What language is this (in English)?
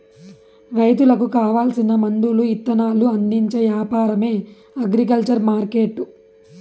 Telugu